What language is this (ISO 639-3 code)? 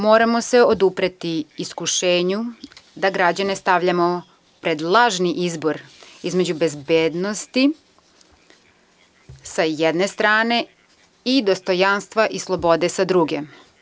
srp